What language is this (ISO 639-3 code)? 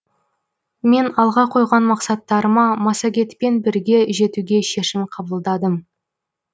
kaz